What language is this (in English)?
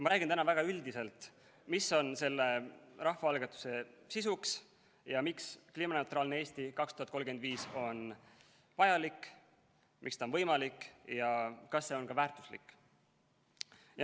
Estonian